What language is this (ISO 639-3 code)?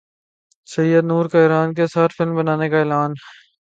urd